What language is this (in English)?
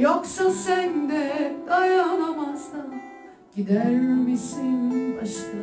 Turkish